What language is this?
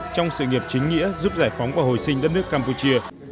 Vietnamese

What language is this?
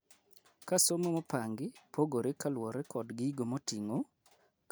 Luo (Kenya and Tanzania)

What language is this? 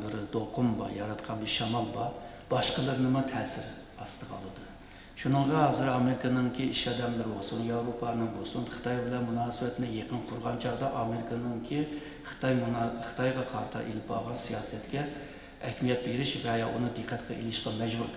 Turkish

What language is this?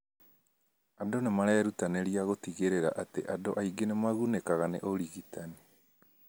Kikuyu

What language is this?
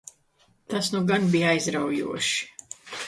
Latvian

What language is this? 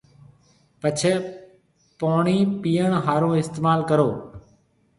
Marwari (Pakistan)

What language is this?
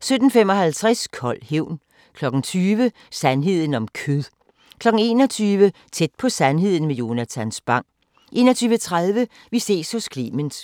Danish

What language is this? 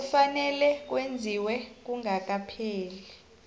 South Ndebele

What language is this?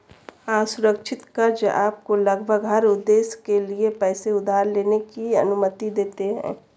Hindi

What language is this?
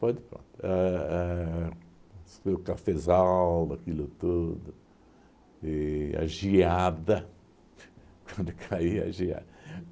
Portuguese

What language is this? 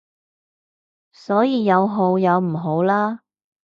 Cantonese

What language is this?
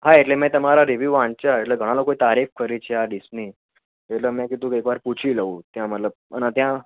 Gujarati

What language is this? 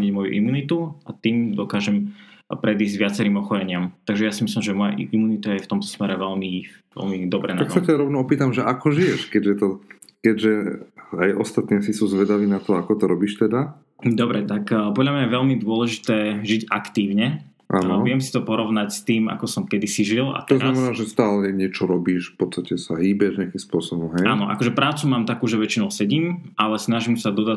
Slovak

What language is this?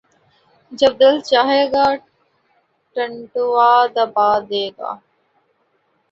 Urdu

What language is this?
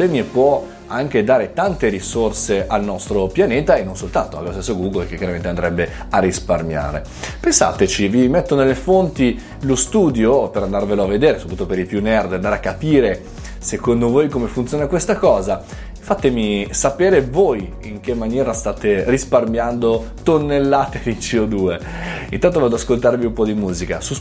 Italian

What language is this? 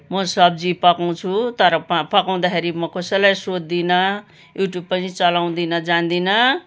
Nepali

